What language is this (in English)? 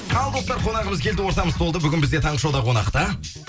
Kazakh